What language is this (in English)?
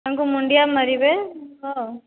Odia